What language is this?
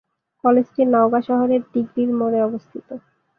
Bangla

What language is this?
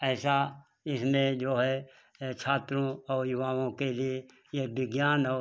Hindi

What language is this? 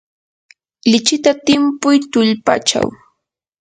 Yanahuanca Pasco Quechua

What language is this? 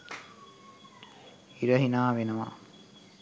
Sinhala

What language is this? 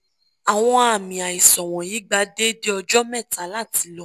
Yoruba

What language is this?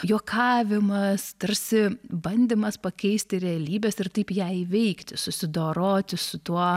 Lithuanian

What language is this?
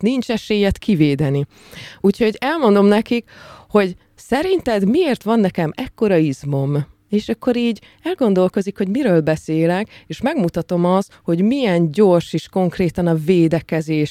Hungarian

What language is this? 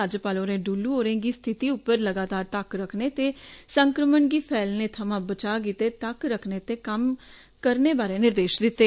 Dogri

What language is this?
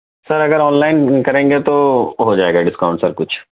Urdu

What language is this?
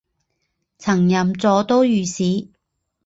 Chinese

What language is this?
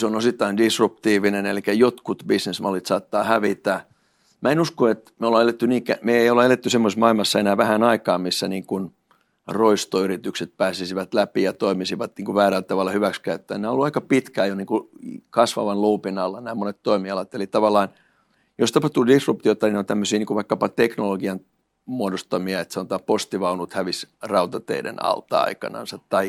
Finnish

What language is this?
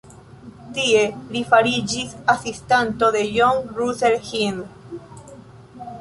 Esperanto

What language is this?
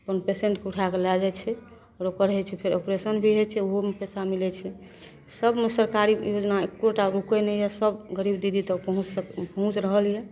Maithili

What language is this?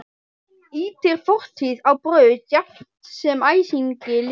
Icelandic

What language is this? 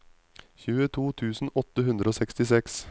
Norwegian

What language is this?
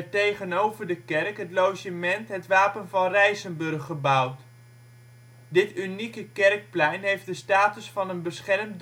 Dutch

